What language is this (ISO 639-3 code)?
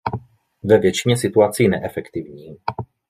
ces